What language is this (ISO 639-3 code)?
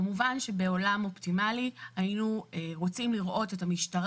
heb